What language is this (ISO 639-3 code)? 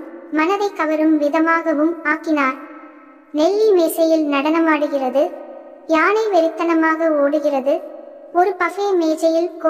tur